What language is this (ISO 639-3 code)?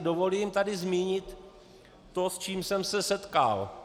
ces